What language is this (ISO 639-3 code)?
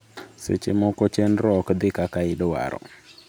luo